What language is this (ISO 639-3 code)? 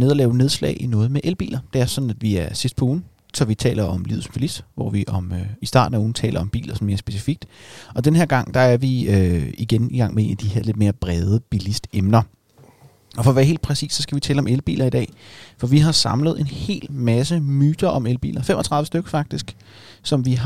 dan